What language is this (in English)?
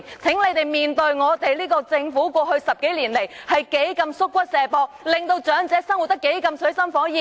Cantonese